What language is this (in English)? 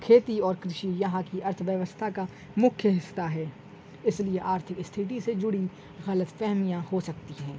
Urdu